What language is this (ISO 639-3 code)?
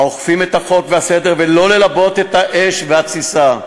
heb